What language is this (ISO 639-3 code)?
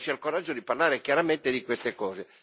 ita